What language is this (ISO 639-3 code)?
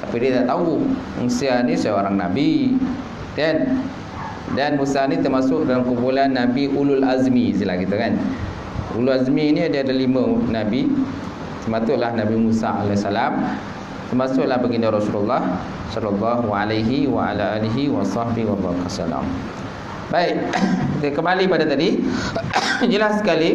msa